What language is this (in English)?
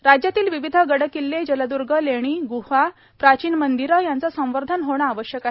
Marathi